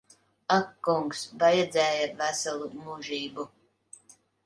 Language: Latvian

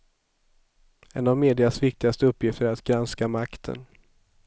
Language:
Swedish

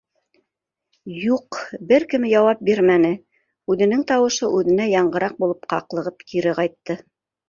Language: Bashkir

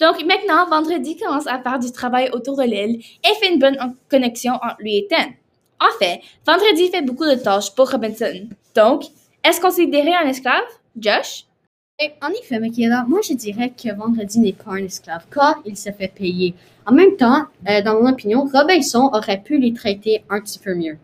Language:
French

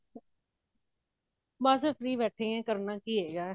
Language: Punjabi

